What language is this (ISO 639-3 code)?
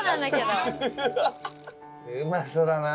jpn